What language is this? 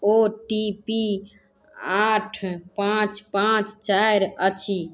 Maithili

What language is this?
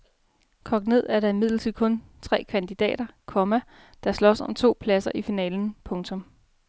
Danish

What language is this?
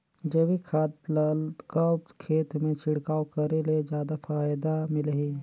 Chhattisgarhi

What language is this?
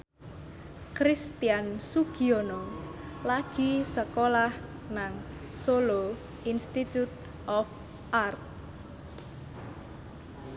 Javanese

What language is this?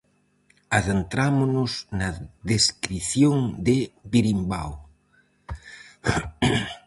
Galician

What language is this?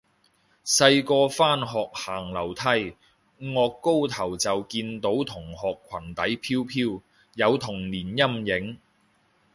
Cantonese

